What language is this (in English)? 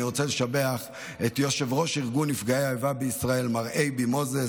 Hebrew